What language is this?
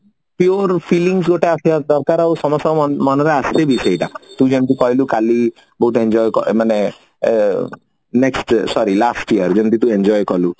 Odia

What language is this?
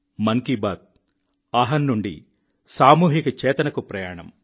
Telugu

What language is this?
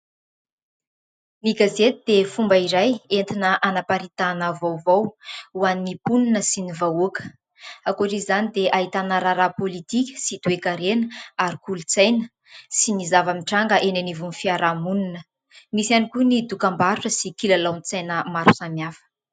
Malagasy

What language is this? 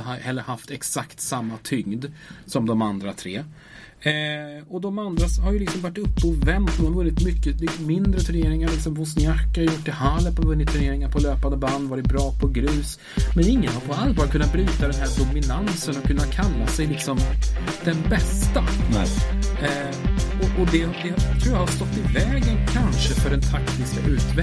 Swedish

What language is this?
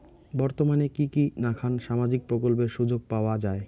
Bangla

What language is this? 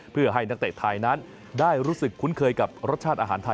Thai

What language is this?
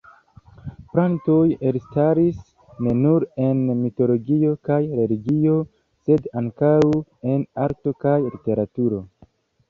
Esperanto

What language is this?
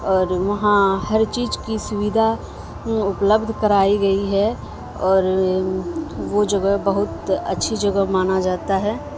Urdu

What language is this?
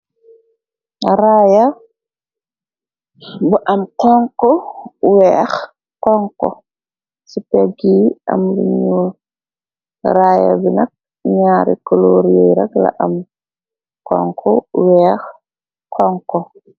Wolof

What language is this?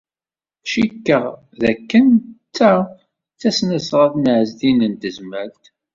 Kabyle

